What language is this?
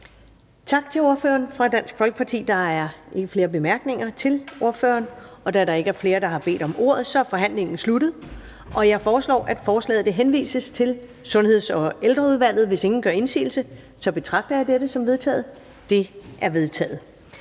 Danish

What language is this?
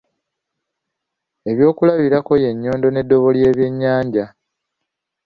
Ganda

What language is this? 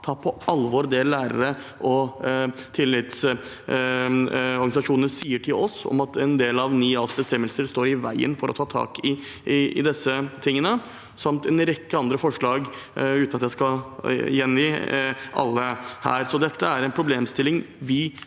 Norwegian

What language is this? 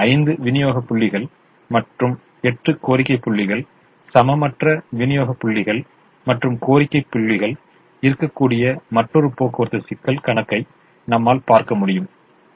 Tamil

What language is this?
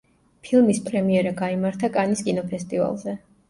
Georgian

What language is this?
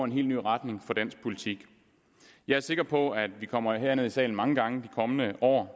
Danish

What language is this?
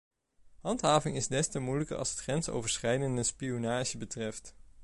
Dutch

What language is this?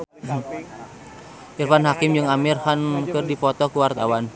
Sundanese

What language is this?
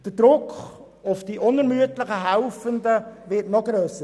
Swiss German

